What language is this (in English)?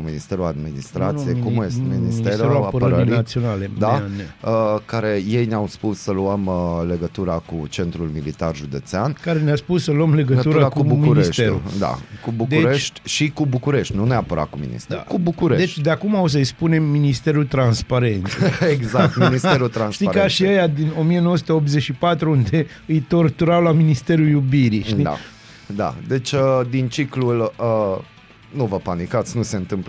Romanian